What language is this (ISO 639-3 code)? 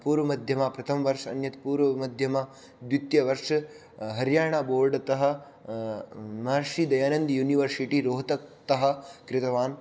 san